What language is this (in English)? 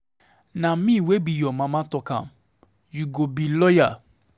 Nigerian Pidgin